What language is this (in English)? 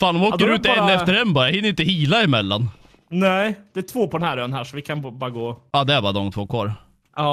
Swedish